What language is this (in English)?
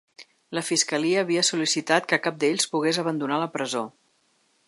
Catalan